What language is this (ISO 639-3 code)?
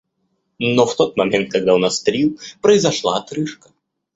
rus